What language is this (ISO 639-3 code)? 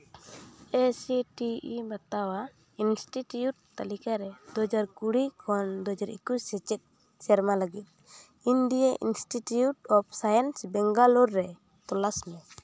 sat